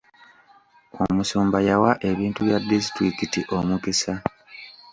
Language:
Ganda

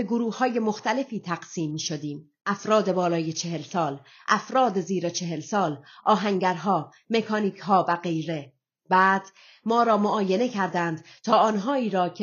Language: Persian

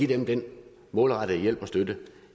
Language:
Danish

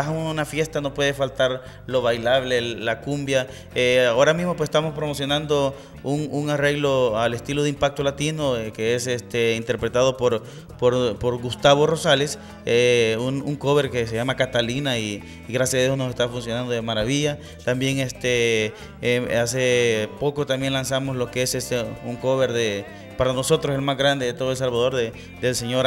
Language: Spanish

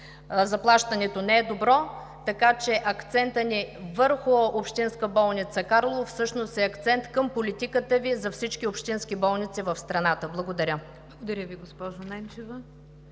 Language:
Bulgarian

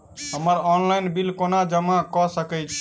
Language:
Maithili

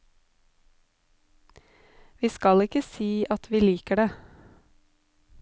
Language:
Norwegian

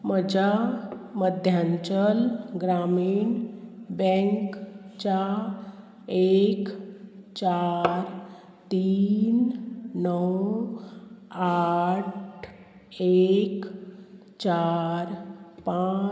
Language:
Konkani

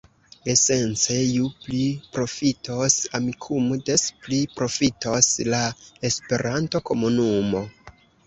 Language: Esperanto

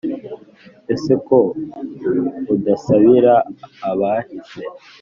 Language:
Kinyarwanda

